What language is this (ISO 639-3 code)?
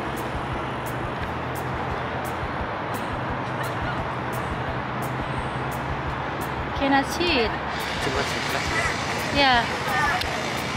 ind